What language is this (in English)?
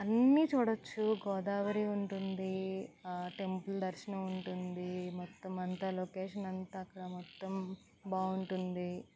Telugu